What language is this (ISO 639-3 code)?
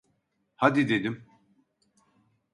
tur